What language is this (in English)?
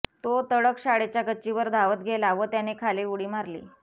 Marathi